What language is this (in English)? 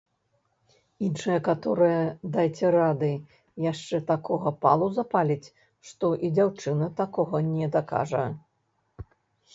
Belarusian